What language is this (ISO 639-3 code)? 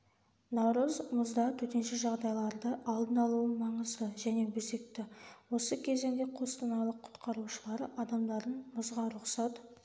kaz